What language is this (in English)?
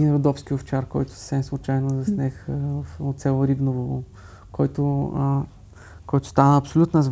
Bulgarian